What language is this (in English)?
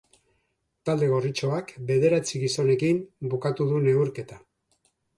Basque